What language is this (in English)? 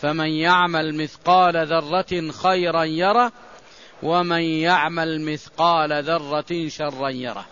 Arabic